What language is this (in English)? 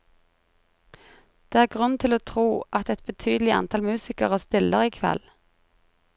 Norwegian